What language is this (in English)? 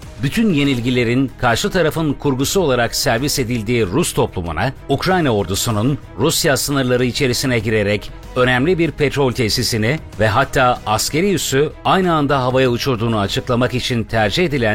Turkish